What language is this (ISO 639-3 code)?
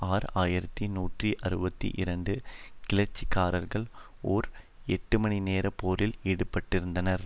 tam